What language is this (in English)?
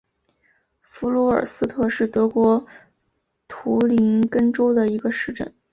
Chinese